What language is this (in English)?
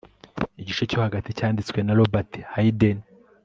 Kinyarwanda